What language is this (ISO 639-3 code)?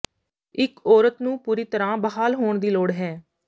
pan